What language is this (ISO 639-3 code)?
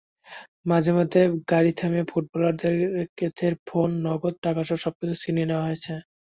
ben